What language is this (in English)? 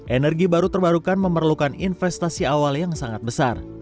Indonesian